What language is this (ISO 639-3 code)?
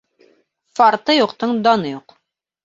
bak